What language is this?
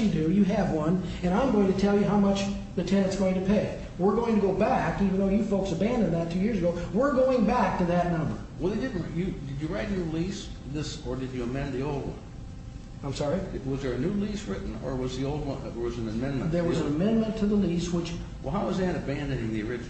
English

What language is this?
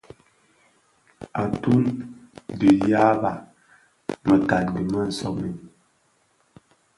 Bafia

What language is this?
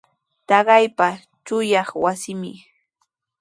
Sihuas Ancash Quechua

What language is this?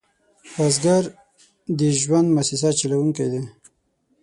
Pashto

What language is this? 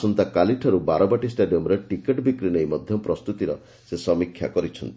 Odia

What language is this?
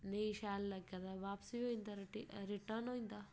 Dogri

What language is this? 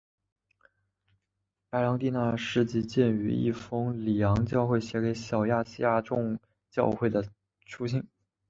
Chinese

